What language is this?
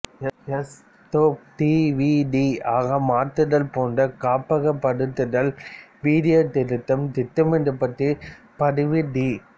Tamil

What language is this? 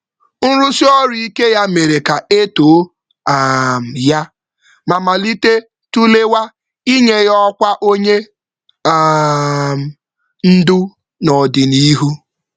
Igbo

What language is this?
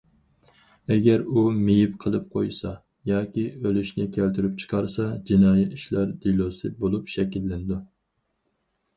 Uyghur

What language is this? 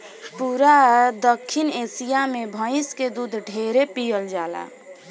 Bhojpuri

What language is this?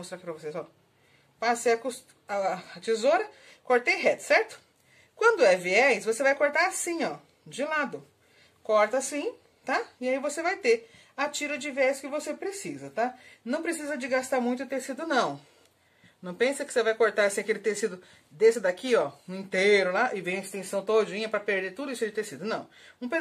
Portuguese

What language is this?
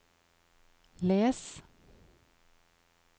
Norwegian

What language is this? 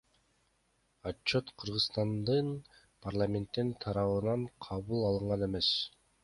Kyrgyz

